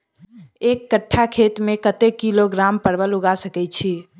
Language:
Maithili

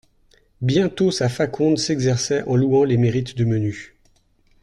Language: French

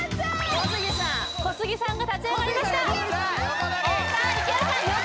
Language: Japanese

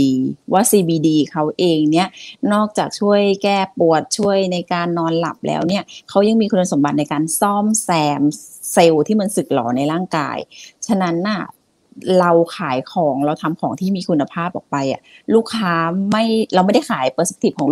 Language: Thai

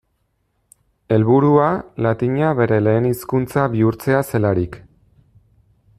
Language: Basque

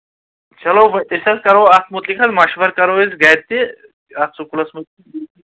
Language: Kashmiri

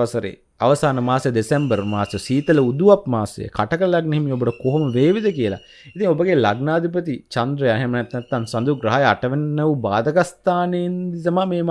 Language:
Indonesian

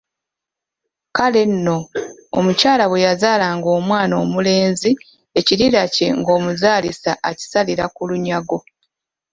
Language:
Ganda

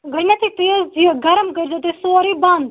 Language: Kashmiri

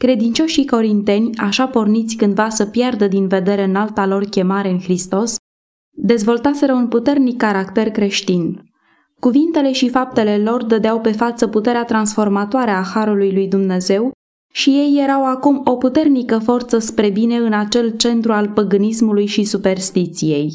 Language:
Romanian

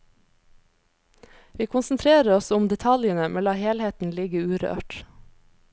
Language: Norwegian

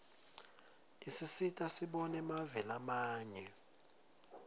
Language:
Swati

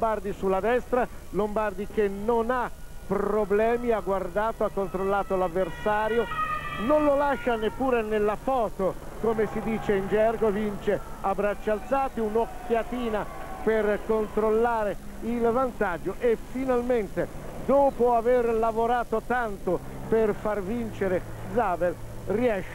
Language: Italian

